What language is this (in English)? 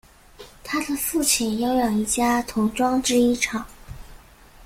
Chinese